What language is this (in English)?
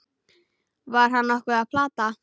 Icelandic